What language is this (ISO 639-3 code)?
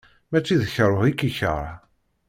kab